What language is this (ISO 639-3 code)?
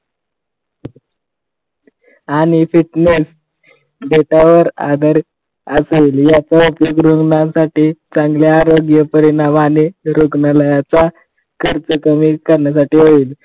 mar